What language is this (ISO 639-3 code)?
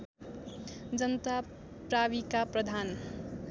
nep